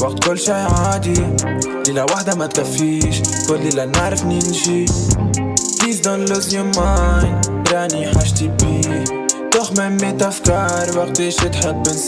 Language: French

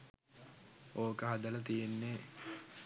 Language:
Sinhala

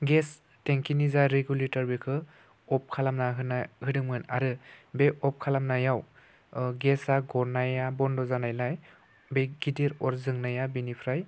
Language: Bodo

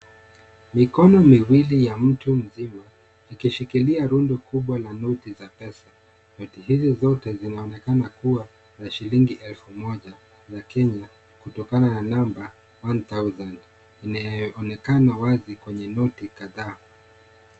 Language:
Swahili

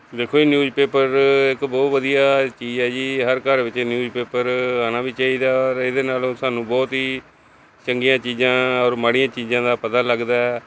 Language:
Punjabi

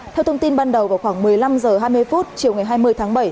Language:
Vietnamese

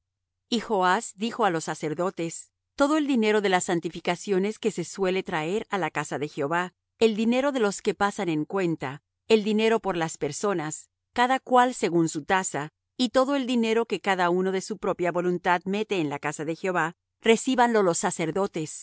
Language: Spanish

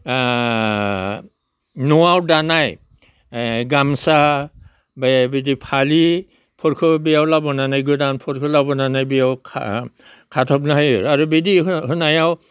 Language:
Bodo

